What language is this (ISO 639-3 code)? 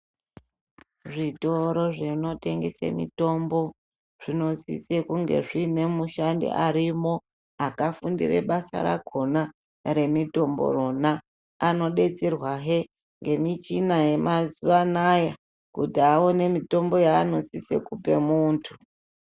ndc